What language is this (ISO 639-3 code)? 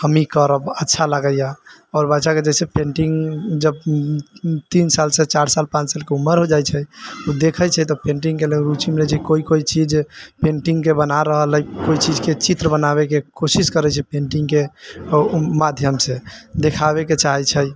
mai